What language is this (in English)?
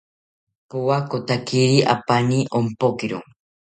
South Ucayali Ashéninka